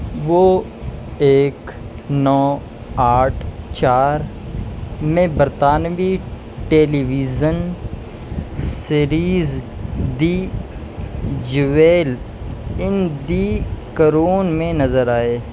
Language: Urdu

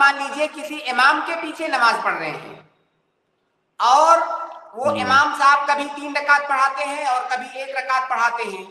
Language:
Hindi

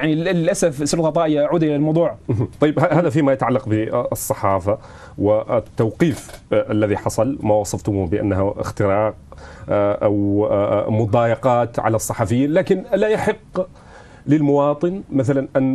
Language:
Arabic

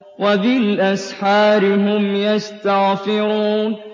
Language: Arabic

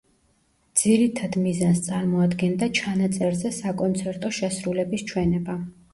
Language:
Georgian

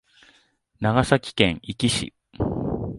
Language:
Japanese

